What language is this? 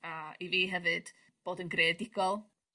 Welsh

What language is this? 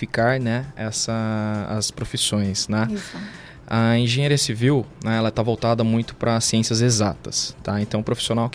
Portuguese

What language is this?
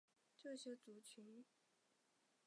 Chinese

